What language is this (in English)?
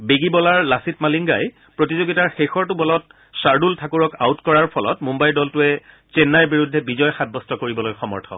Assamese